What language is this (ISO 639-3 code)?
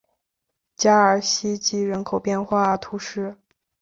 zho